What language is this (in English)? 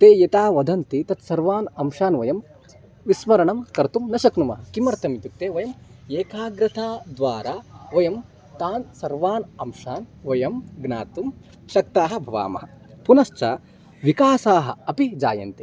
Sanskrit